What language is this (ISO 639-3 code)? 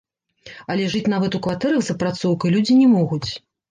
bel